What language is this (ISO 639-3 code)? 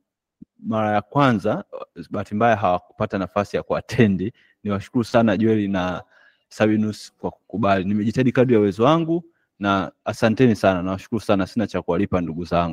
swa